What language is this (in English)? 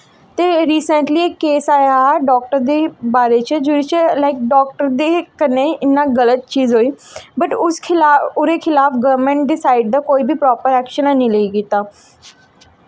Dogri